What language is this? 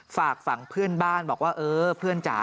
Thai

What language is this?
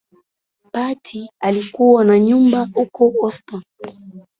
Swahili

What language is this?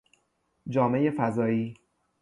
Persian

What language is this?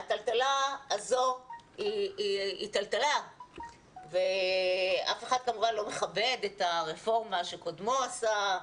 Hebrew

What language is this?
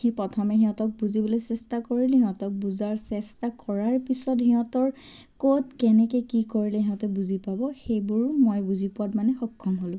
Assamese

